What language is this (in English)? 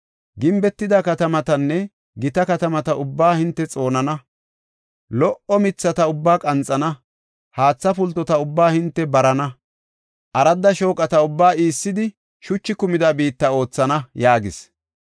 Gofa